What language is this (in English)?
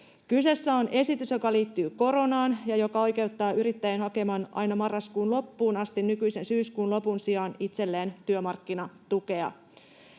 Finnish